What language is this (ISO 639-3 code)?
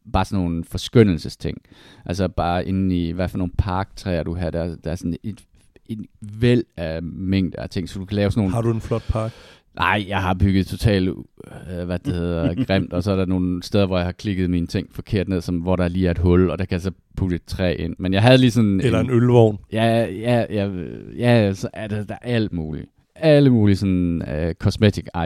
dan